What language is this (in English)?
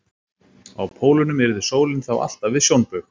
Icelandic